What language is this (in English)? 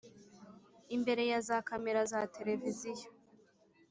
Kinyarwanda